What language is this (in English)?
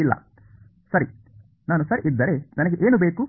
Kannada